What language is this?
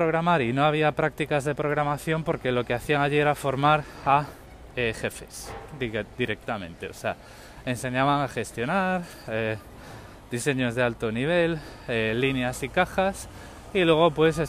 Spanish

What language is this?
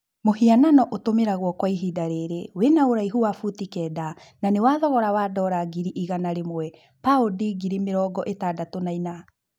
Kikuyu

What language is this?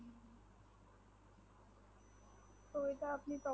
Bangla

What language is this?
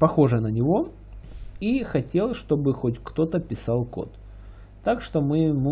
Russian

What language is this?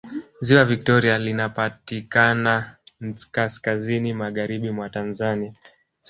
Swahili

